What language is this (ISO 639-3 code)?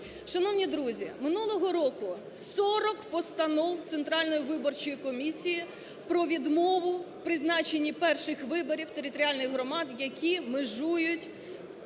ukr